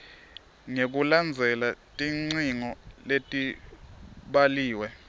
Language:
Swati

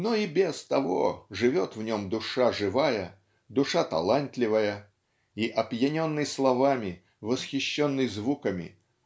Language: Russian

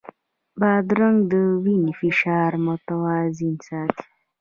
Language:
Pashto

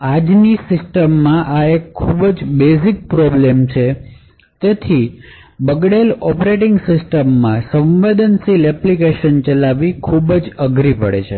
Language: Gujarati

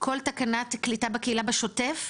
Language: Hebrew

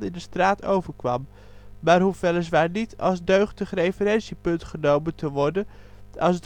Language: Dutch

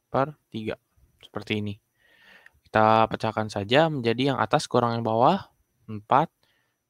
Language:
Indonesian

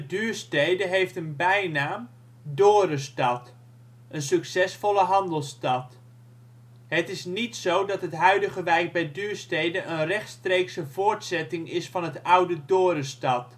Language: Dutch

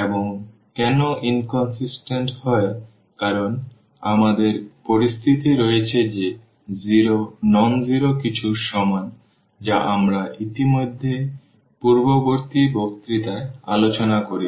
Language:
Bangla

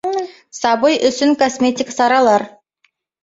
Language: Bashkir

